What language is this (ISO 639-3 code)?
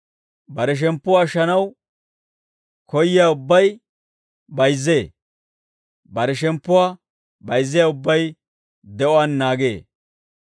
dwr